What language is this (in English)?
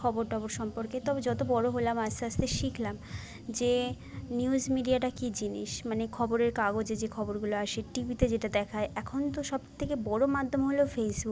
Bangla